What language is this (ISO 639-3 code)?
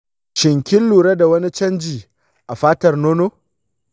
hau